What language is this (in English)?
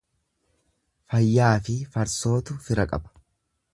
Oromo